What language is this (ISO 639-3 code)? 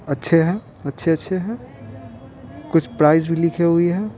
hin